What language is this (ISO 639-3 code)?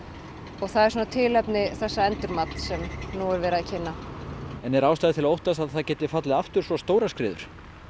isl